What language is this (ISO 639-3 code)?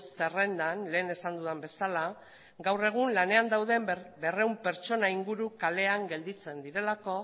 eus